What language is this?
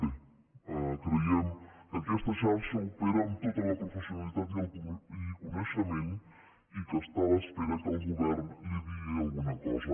Catalan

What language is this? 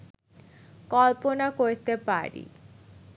Bangla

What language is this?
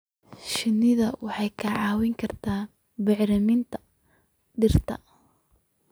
Somali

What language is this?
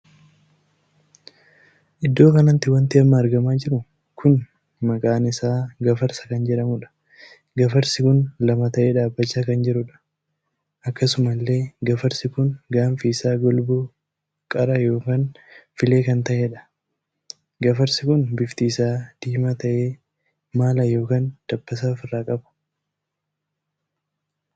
Oromo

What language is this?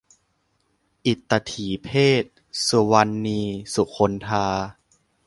Thai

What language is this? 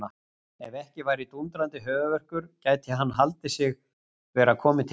Icelandic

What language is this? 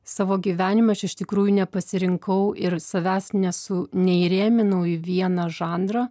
Lithuanian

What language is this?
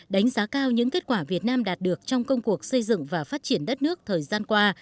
Vietnamese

